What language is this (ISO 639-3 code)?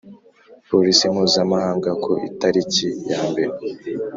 kin